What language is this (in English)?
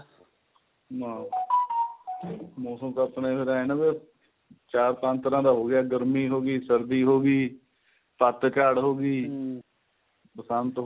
Punjabi